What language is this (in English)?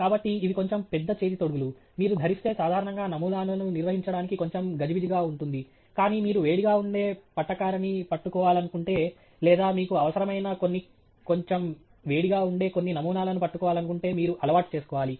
Telugu